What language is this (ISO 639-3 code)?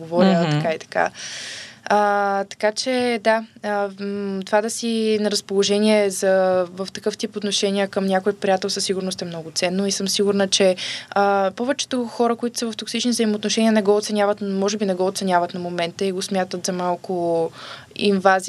bul